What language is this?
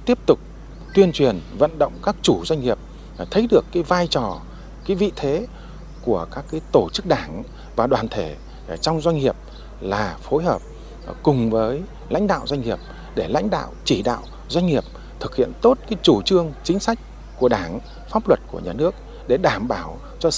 Vietnamese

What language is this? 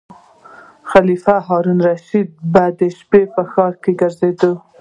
Pashto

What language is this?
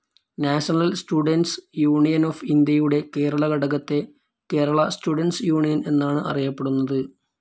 Malayalam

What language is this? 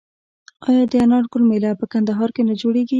Pashto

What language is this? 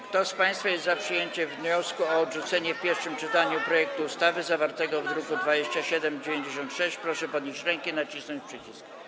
Polish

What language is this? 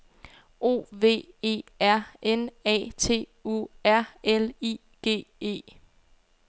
Danish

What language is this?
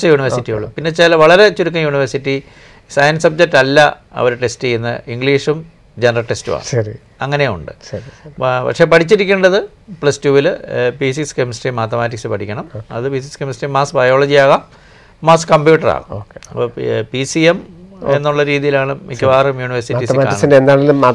Malayalam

